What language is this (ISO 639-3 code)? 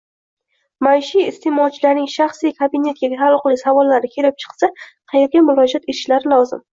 uzb